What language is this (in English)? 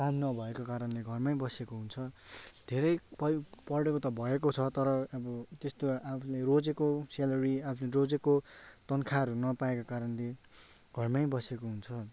Nepali